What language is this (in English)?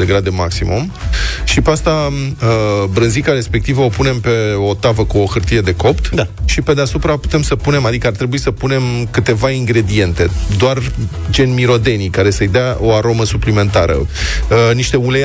Romanian